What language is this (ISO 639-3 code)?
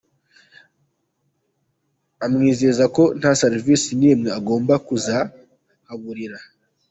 kin